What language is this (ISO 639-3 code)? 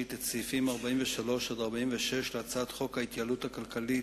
heb